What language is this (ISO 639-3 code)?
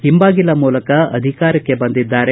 kan